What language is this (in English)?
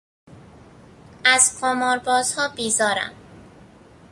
Persian